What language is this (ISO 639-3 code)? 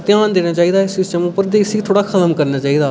doi